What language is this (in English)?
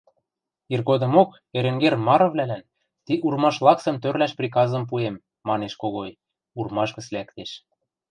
Western Mari